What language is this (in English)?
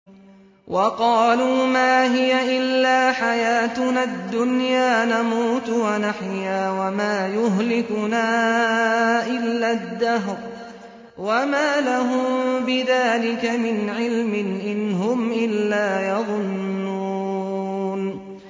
Arabic